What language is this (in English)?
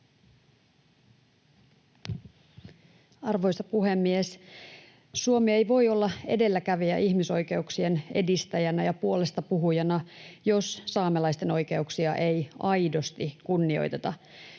Finnish